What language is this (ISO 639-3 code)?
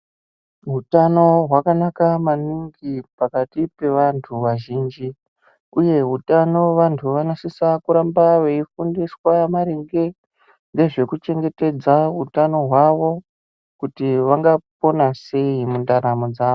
ndc